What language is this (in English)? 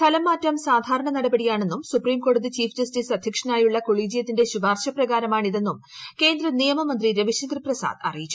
Malayalam